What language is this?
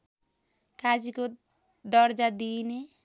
Nepali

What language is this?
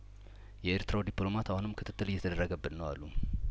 Amharic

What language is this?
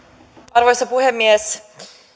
Finnish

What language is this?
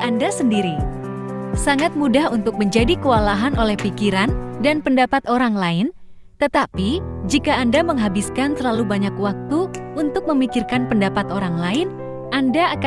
Indonesian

